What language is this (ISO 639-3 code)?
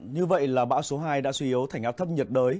vie